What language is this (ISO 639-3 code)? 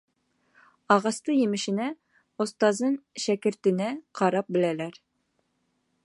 bak